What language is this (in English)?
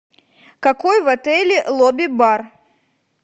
Russian